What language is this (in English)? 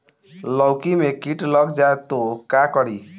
Bhojpuri